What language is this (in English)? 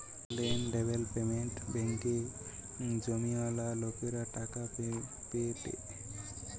Bangla